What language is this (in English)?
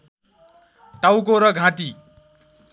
Nepali